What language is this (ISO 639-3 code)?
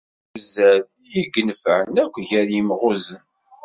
kab